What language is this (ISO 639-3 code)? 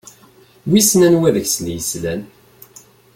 kab